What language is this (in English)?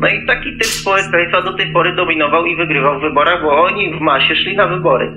Polish